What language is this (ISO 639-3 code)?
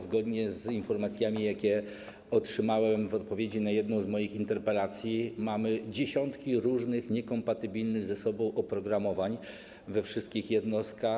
pol